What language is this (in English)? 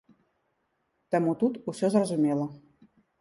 Belarusian